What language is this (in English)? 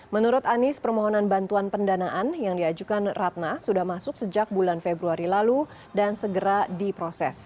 Indonesian